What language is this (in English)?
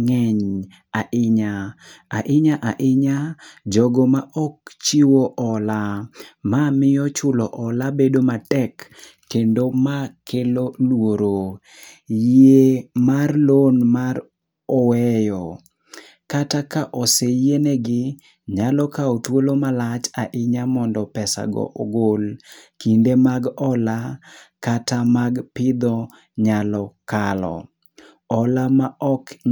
Luo (Kenya and Tanzania)